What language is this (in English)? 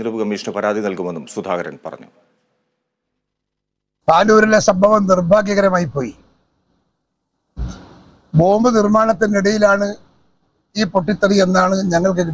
Malayalam